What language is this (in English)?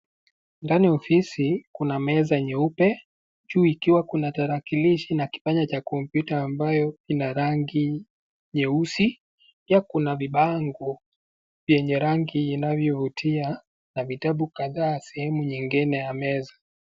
Swahili